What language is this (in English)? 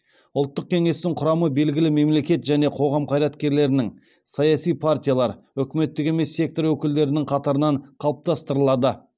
Kazakh